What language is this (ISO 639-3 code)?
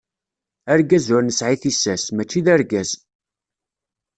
kab